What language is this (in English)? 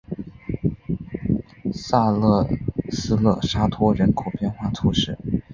Chinese